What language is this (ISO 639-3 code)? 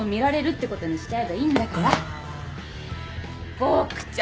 jpn